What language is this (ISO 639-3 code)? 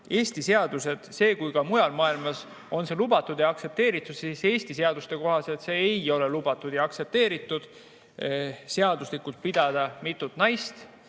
est